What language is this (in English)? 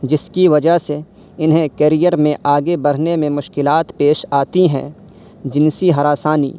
Urdu